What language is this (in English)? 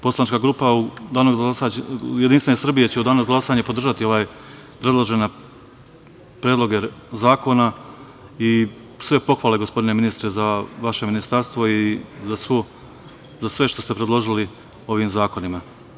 Serbian